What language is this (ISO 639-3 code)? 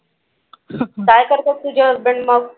mar